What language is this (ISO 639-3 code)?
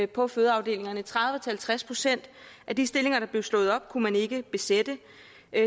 dan